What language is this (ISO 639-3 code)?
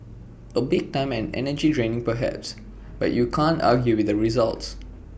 eng